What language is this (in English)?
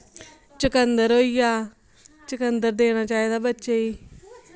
Dogri